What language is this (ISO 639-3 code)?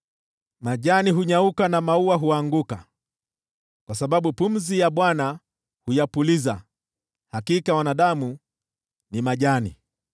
swa